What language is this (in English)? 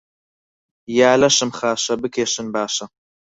Central Kurdish